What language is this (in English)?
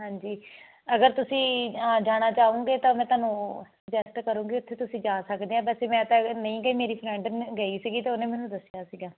Punjabi